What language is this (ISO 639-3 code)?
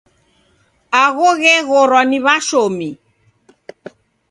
dav